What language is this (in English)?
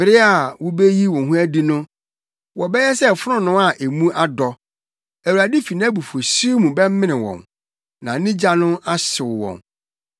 Akan